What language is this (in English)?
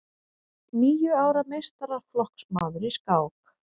Icelandic